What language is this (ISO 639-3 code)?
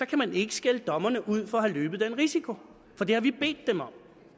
dan